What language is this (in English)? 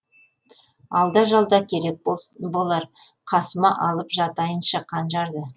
Kazakh